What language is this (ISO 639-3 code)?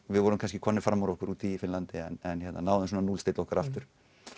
isl